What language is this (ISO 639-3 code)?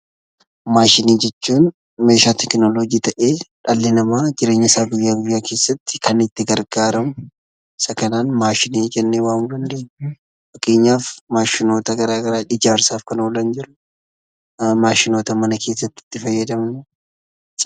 orm